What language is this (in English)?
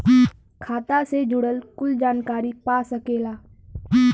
Bhojpuri